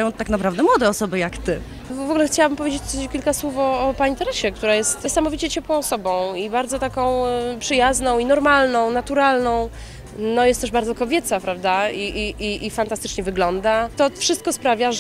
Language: Polish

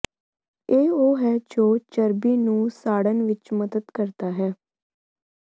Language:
Punjabi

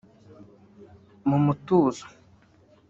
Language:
Kinyarwanda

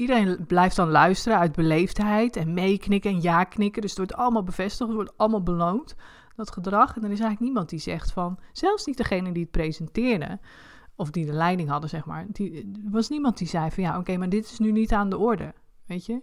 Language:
Dutch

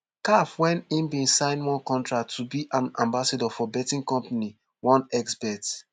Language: Nigerian Pidgin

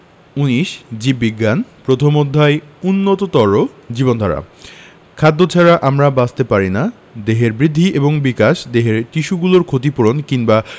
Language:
Bangla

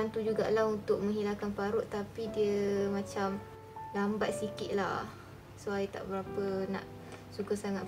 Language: Malay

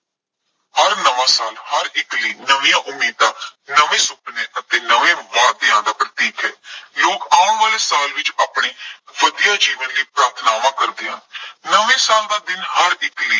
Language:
Punjabi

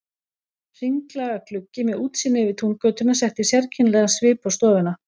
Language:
Icelandic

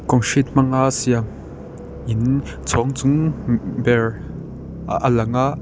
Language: Mizo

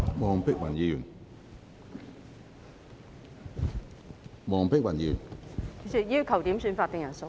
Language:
Cantonese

